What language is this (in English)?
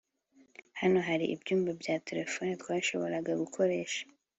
Kinyarwanda